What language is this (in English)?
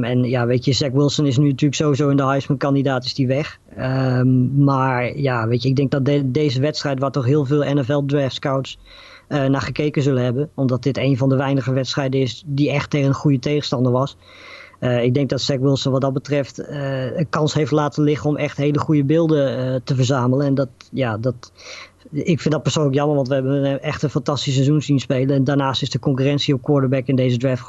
Dutch